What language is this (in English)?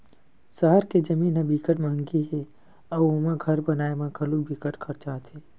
Chhattisgarhi